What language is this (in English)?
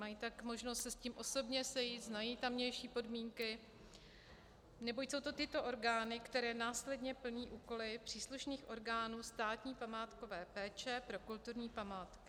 Czech